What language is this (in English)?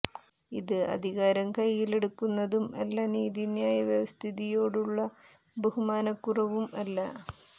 Malayalam